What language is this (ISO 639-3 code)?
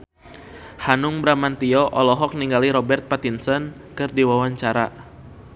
sun